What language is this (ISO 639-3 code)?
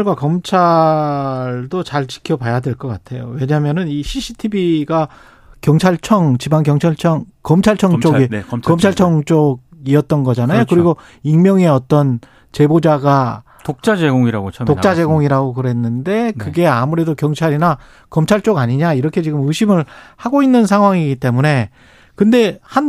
kor